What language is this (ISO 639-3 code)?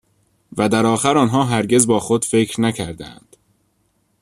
fas